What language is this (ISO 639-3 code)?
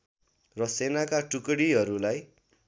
nep